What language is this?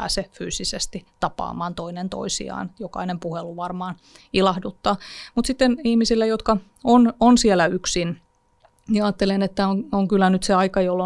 Finnish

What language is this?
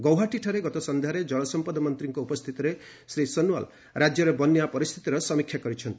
Odia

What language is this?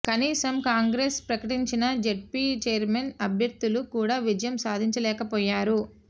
Telugu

